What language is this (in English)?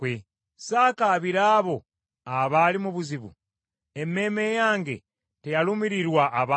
Ganda